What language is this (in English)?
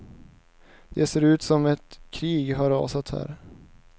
Swedish